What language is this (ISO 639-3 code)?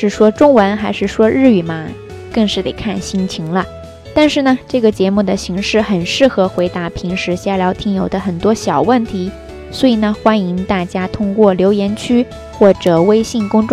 zho